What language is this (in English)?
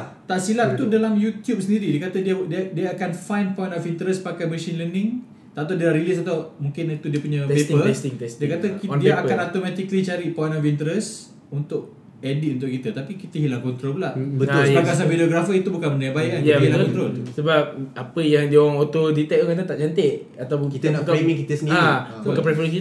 Malay